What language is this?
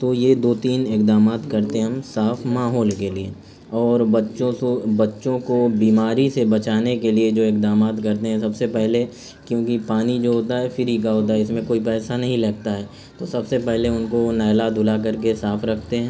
Urdu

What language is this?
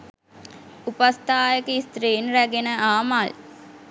Sinhala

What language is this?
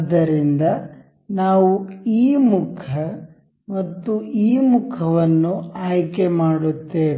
Kannada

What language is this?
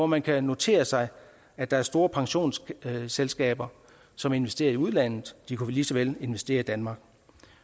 Danish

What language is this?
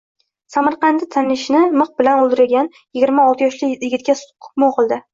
Uzbek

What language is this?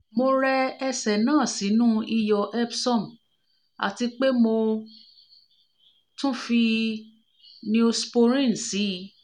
Yoruba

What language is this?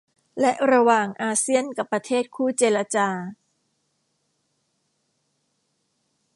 Thai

